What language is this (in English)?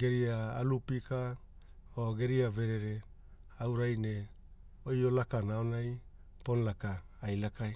Hula